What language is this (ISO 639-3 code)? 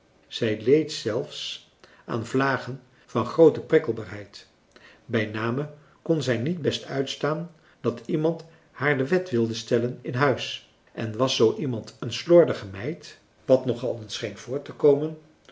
nld